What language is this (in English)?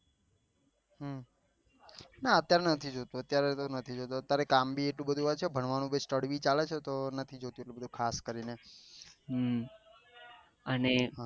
Gujarati